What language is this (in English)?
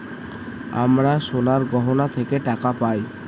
Bangla